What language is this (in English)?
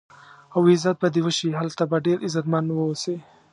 Pashto